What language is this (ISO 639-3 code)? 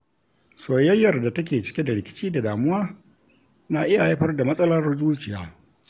hau